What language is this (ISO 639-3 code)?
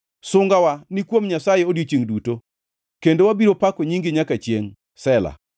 luo